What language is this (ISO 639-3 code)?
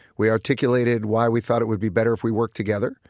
eng